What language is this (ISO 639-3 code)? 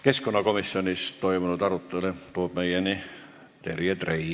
est